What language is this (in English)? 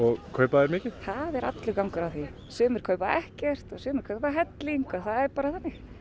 Icelandic